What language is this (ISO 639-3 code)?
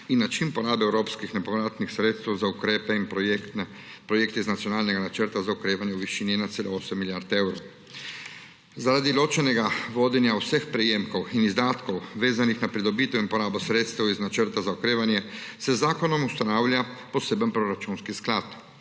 slv